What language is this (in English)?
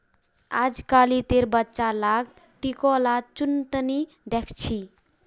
Magahi